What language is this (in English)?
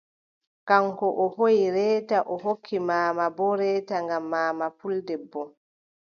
Adamawa Fulfulde